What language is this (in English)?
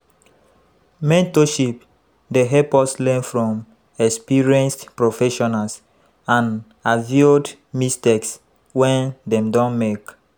Nigerian Pidgin